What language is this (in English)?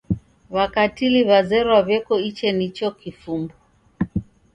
Taita